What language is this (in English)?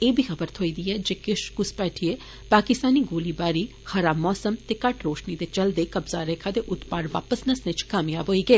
Dogri